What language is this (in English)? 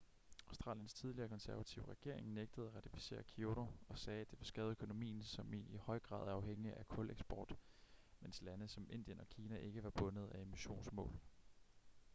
Danish